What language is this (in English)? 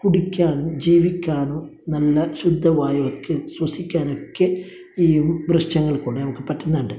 Malayalam